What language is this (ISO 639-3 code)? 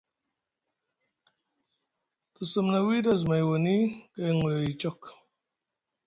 mug